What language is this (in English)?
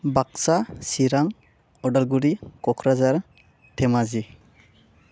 Bodo